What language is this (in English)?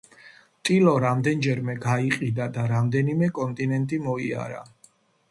Georgian